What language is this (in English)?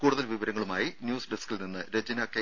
Malayalam